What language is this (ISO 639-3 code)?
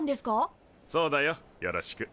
jpn